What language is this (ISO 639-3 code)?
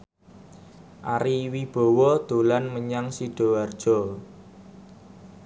jav